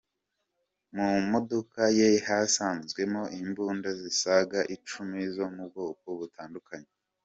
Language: Kinyarwanda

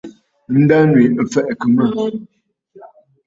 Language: Bafut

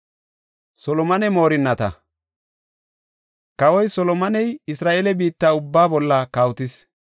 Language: Gofa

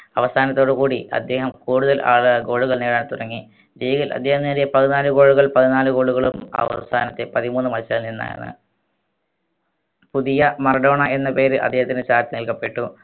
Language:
Malayalam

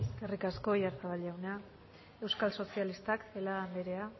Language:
Basque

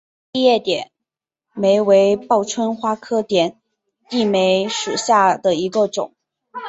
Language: Chinese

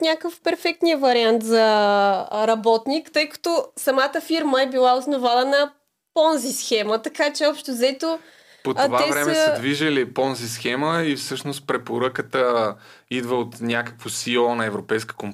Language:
Bulgarian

